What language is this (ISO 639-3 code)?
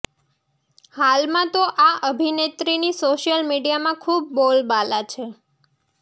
guj